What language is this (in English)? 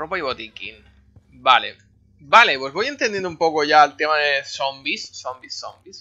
Spanish